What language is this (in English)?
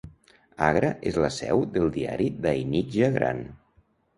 Catalan